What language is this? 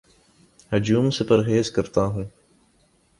Urdu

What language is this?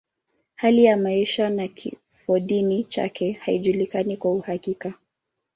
Swahili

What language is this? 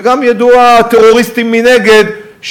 Hebrew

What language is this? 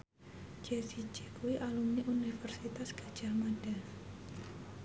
Javanese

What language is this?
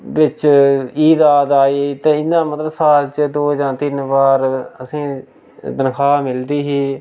Dogri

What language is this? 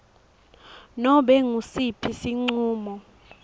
Swati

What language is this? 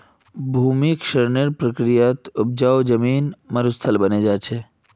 Magahi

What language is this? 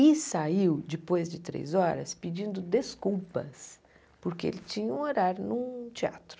Portuguese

